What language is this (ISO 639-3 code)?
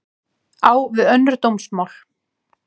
isl